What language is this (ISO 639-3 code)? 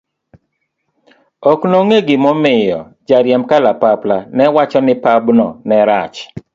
luo